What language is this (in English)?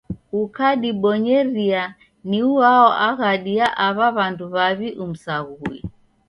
Taita